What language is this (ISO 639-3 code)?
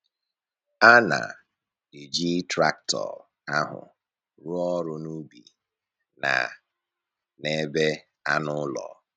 ibo